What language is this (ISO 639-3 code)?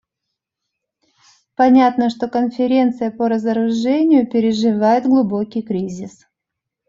rus